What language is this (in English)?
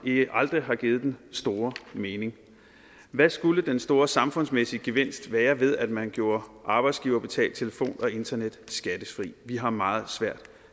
Danish